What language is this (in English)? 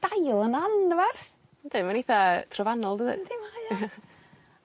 Welsh